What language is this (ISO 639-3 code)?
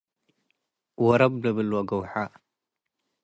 tig